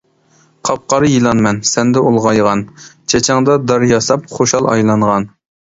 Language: Uyghur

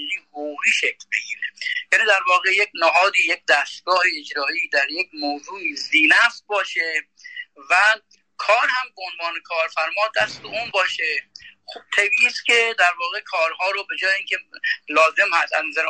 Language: Persian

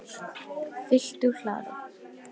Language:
Icelandic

